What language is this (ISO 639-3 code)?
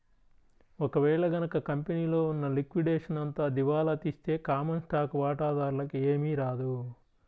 tel